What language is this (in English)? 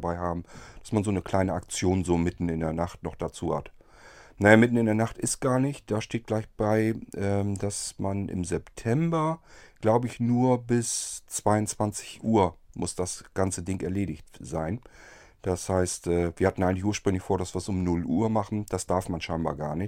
German